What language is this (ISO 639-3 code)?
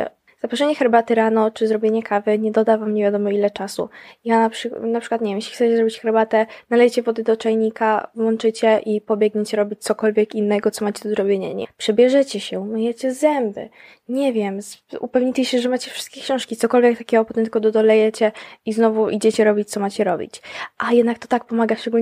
pol